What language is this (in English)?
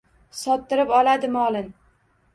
Uzbek